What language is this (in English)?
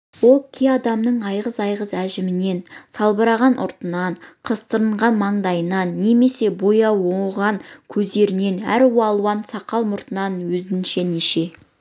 Kazakh